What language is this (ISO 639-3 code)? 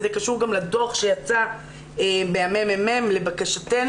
heb